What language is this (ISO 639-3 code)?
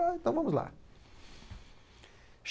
por